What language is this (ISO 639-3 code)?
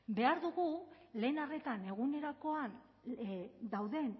eus